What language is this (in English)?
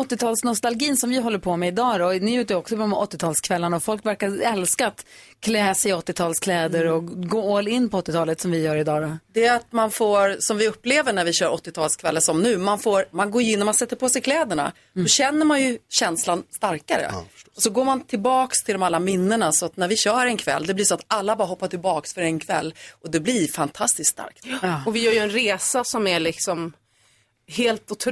Swedish